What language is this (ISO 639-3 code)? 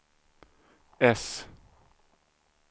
swe